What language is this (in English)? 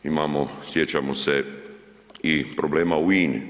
Croatian